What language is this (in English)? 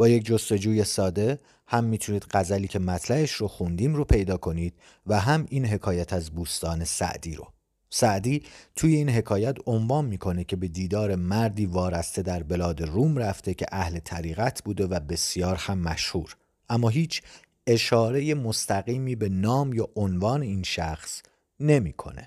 Persian